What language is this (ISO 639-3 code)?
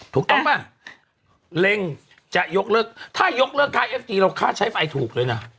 tha